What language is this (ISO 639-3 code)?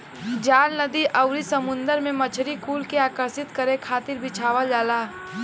bho